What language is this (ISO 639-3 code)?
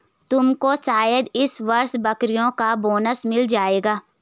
hin